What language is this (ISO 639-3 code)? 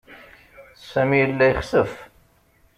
kab